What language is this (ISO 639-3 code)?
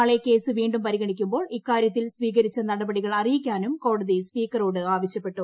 mal